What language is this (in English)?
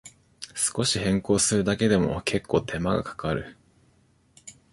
Japanese